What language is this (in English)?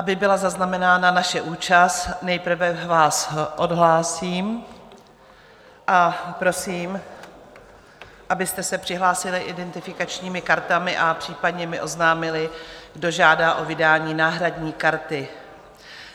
Czech